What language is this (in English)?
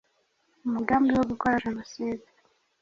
Kinyarwanda